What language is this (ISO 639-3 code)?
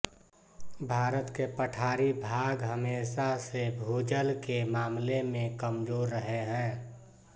hin